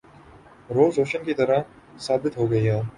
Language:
Urdu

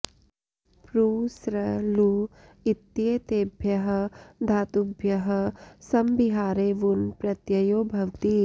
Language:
Sanskrit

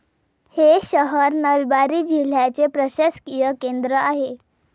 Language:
Marathi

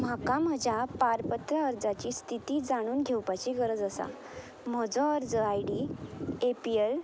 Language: Konkani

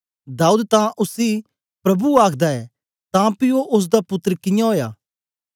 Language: Dogri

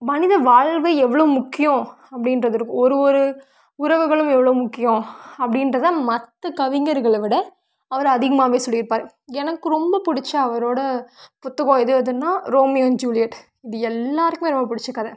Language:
Tamil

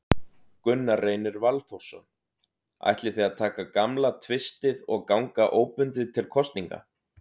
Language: Icelandic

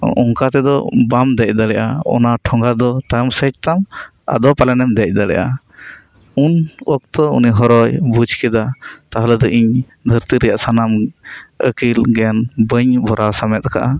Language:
Santali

